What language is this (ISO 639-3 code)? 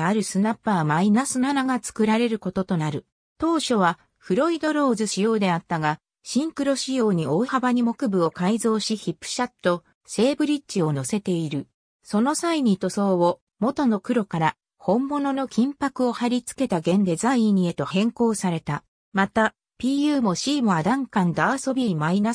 jpn